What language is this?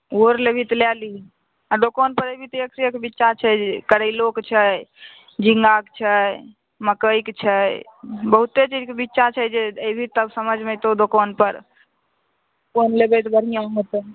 Maithili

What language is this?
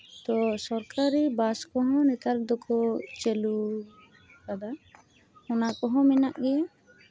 Santali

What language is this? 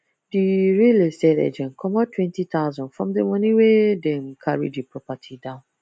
Nigerian Pidgin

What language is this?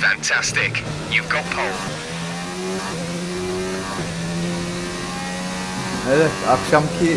Turkish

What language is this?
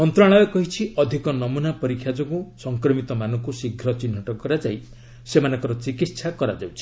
Odia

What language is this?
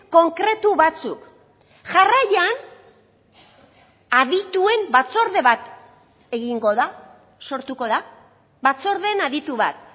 Basque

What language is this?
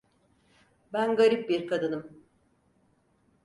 Turkish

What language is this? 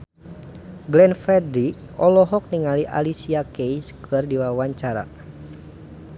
Sundanese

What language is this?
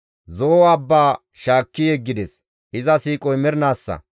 Gamo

